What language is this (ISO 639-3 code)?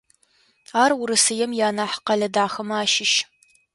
ady